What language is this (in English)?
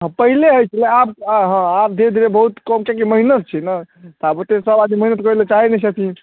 Maithili